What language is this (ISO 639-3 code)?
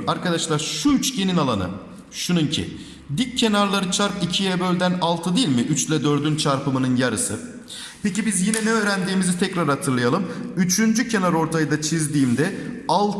tur